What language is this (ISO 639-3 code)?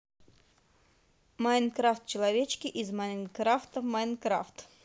rus